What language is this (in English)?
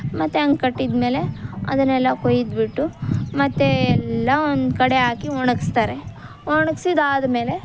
Kannada